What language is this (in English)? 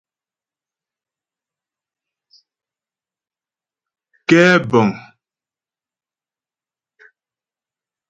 Ghomala